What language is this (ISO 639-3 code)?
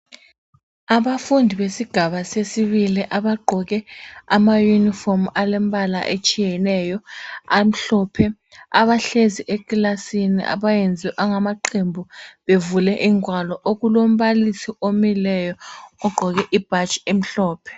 nde